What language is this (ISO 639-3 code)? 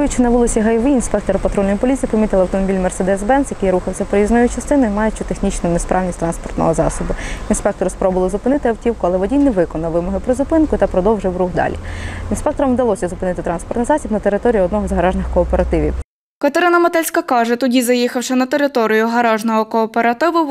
ukr